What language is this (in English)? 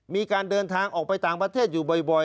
Thai